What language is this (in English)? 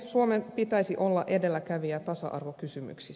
Finnish